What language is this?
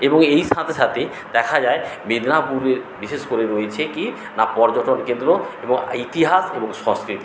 Bangla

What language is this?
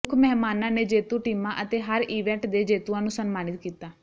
Punjabi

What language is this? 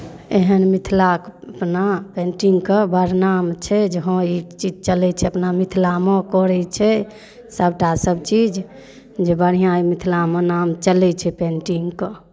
Maithili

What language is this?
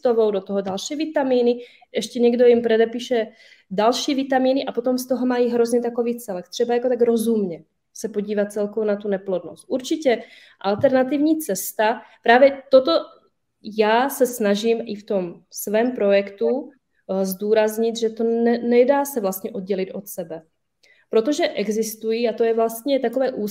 Czech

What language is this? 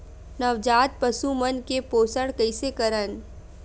Chhattisgarhi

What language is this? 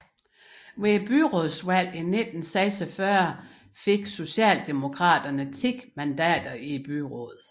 Danish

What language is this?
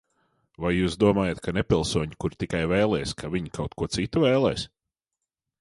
Latvian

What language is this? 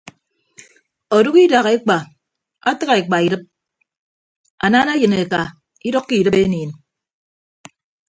Ibibio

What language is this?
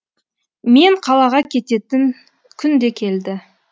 Kazakh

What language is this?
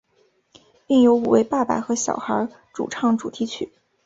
Chinese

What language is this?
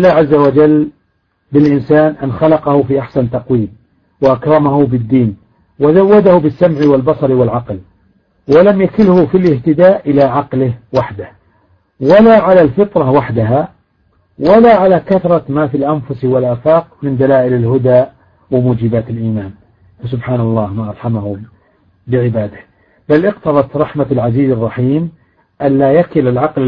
Arabic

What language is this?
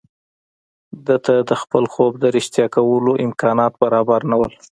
Pashto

